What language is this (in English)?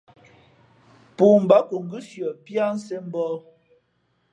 Fe'fe'